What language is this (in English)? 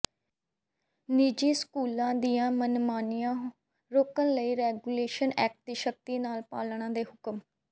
Punjabi